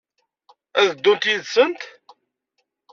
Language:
Kabyle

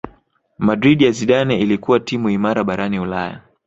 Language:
Swahili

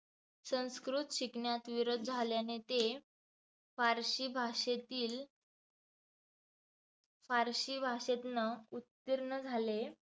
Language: Marathi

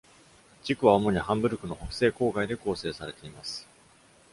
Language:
Japanese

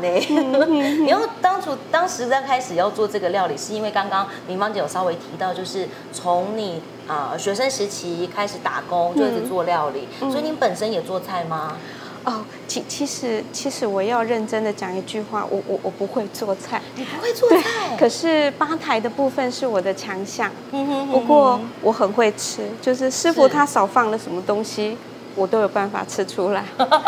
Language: Chinese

